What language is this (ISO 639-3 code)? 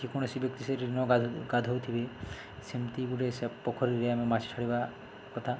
ori